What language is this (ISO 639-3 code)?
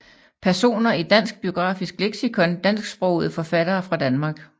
dan